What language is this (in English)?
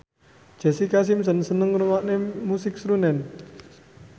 Javanese